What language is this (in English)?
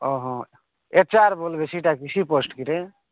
Odia